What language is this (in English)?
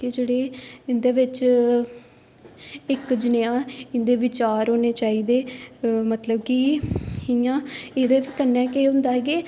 Dogri